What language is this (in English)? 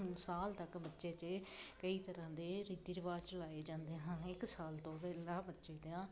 Punjabi